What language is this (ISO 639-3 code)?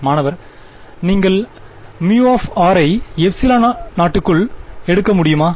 tam